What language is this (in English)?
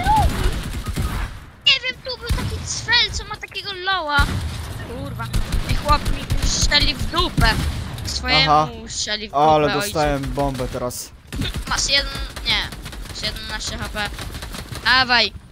Polish